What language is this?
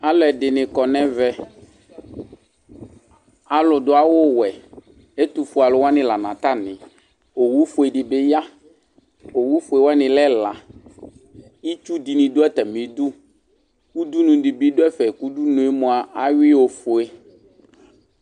Ikposo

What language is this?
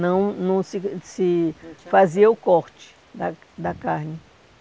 Portuguese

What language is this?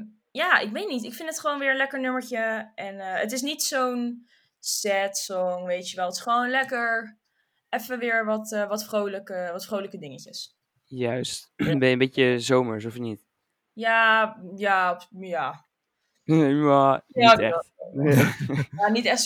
Dutch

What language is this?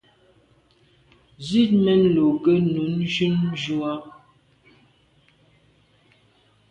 Medumba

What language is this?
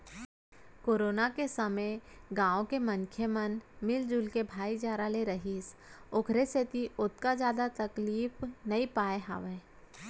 Chhattisgarhi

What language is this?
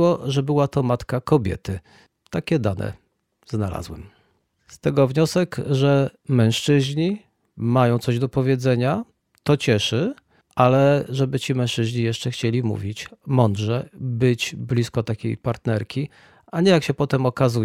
Polish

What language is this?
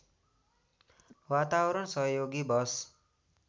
Nepali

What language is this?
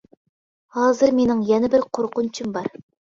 Uyghur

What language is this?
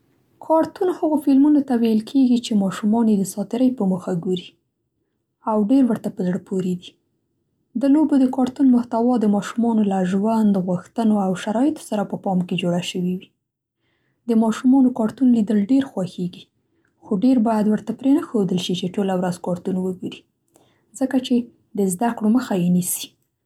Central Pashto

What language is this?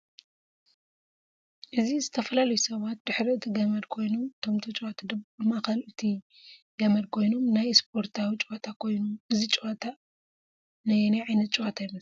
Tigrinya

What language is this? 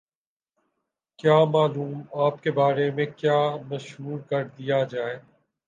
Urdu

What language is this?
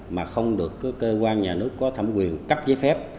Vietnamese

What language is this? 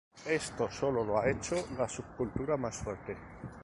Spanish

